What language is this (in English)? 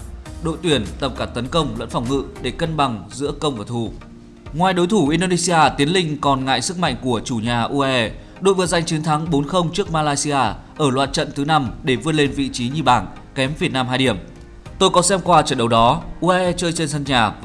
Vietnamese